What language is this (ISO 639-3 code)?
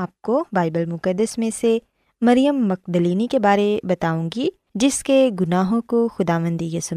urd